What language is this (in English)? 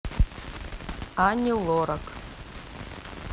Russian